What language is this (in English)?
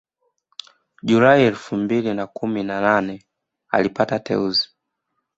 Swahili